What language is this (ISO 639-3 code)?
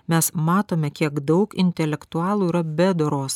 lit